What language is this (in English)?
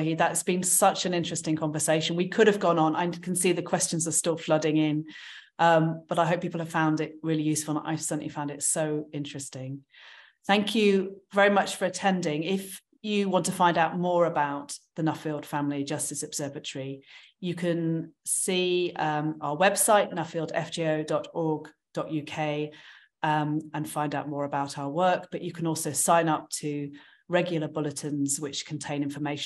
English